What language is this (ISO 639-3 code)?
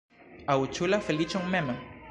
epo